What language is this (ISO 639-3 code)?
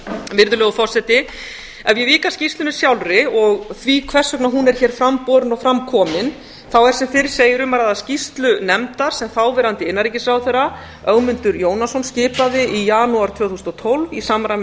isl